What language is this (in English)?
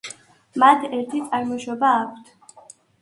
Georgian